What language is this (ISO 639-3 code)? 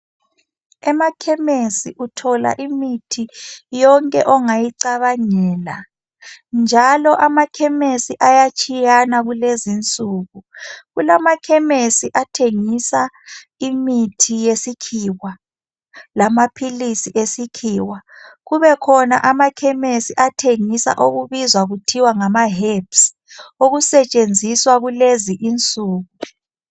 nde